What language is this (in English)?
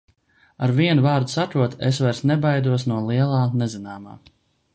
Latvian